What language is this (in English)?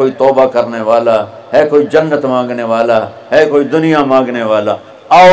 Urdu